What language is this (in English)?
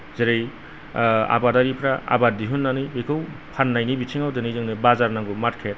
Bodo